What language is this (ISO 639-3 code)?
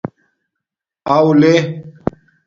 dmk